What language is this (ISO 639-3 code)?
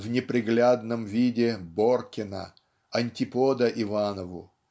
rus